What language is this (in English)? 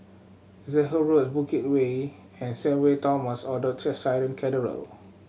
English